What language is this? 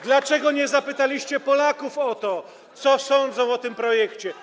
Polish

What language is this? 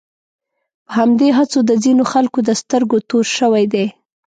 Pashto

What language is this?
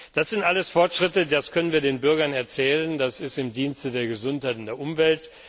German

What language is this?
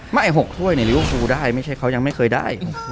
Thai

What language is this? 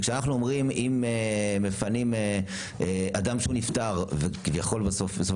Hebrew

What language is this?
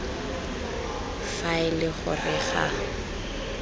Tswana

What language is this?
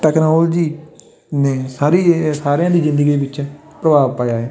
Punjabi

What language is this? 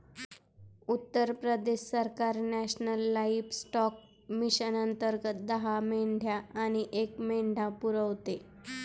Marathi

